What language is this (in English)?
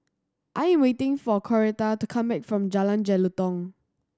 English